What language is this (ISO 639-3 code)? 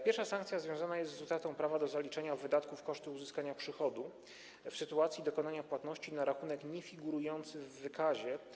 pol